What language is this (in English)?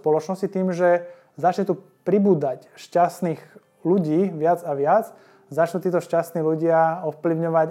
Slovak